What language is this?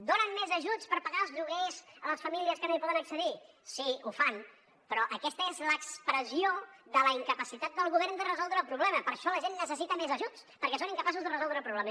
Catalan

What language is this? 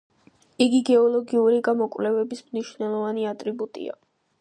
Georgian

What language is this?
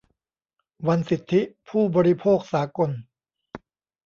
Thai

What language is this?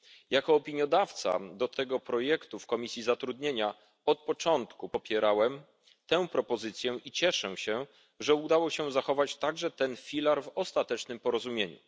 Polish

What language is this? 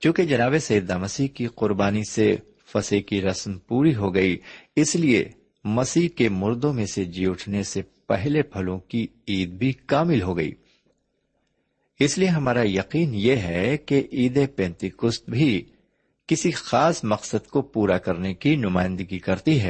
Urdu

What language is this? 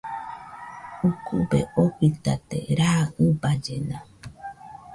Nüpode Huitoto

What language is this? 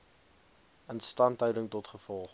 Afrikaans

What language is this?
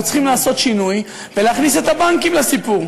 Hebrew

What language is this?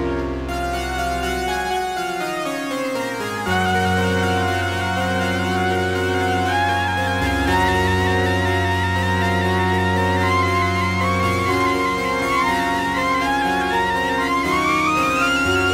Dutch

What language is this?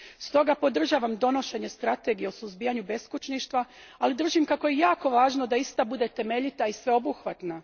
Croatian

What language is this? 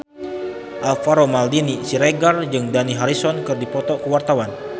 Sundanese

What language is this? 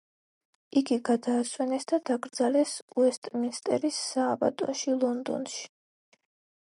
Georgian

